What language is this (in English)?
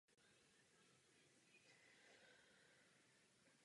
Czech